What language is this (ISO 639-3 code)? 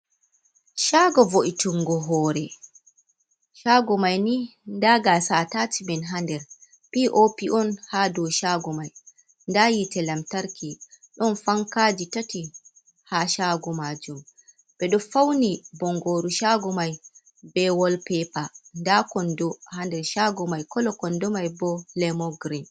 ful